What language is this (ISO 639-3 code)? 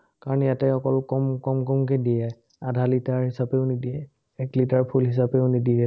asm